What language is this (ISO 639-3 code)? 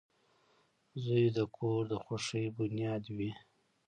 pus